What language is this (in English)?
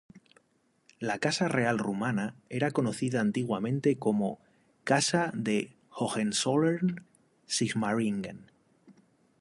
Spanish